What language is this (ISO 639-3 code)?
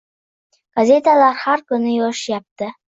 uzb